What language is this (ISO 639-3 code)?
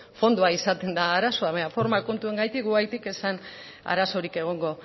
eus